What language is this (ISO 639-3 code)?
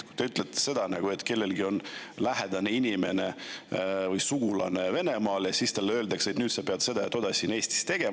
est